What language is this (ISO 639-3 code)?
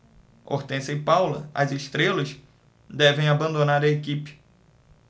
por